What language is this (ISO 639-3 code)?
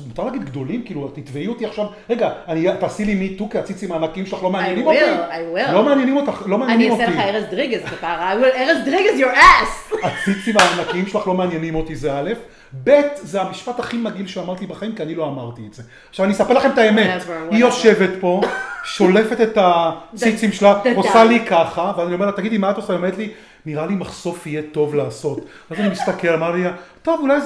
heb